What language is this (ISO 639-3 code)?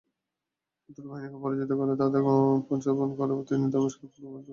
ben